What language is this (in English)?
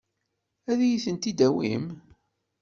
Kabyle